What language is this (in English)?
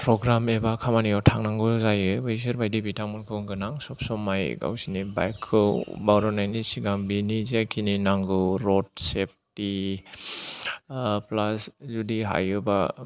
Bodo